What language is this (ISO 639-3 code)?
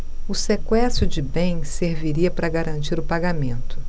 por